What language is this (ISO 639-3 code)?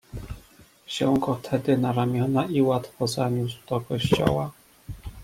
pol